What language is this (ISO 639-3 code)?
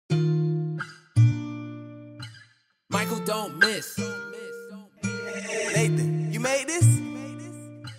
eng